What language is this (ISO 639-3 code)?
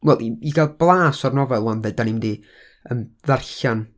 cym